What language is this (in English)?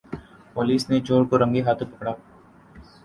Urdu